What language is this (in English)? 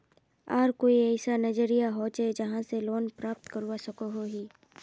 Magahi